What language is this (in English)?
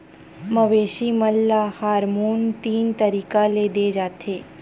Chhattisgarhi